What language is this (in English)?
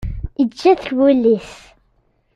Kabyle